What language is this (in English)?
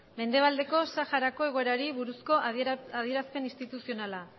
Basque